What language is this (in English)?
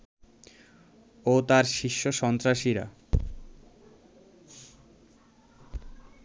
Bangla